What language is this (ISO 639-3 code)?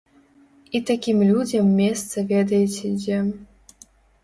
bel